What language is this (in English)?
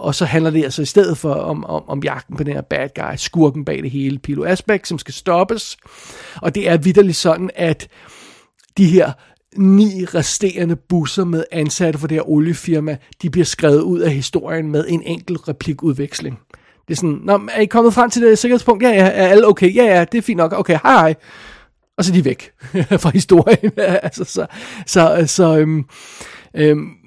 Danish